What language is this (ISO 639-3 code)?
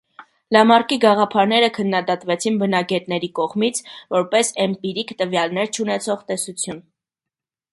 hye